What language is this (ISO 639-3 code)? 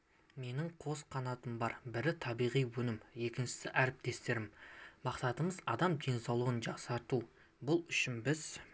kaz